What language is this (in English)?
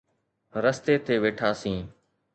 Sindhi